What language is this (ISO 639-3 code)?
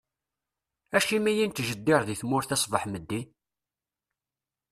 kab